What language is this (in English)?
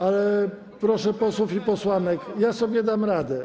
Polish